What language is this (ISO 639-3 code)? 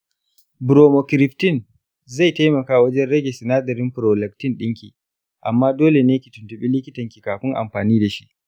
hau